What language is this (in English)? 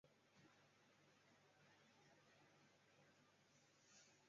Chinese